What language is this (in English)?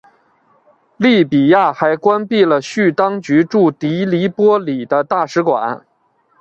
Chinese